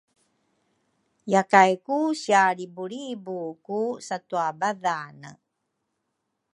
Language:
Rukai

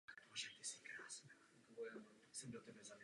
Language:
Czech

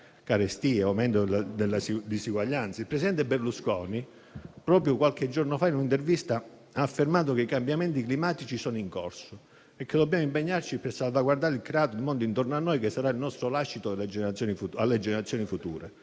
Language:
Italian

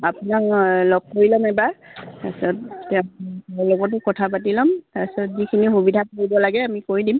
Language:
Assamese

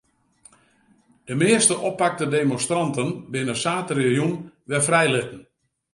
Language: Western Frisian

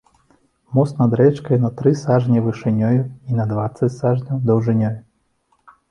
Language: Belarusian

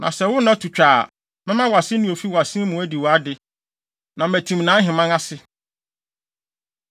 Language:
Akan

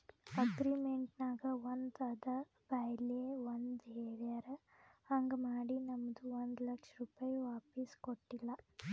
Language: Kannada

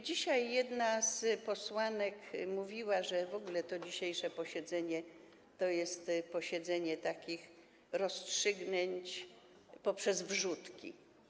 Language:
Polish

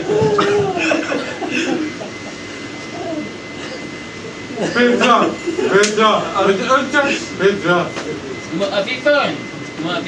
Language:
Hebrew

